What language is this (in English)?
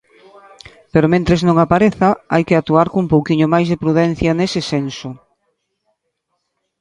Galician